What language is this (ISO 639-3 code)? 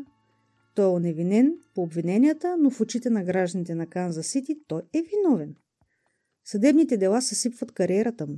bul